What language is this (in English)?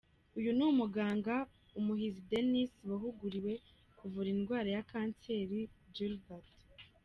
Kinyarwanda